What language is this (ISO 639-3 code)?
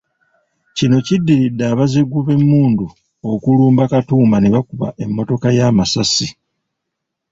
lug